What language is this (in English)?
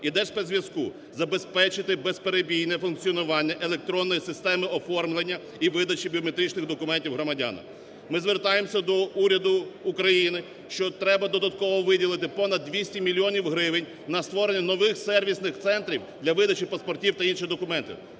Ukrainian